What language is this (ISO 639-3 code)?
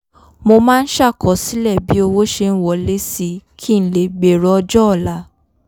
yor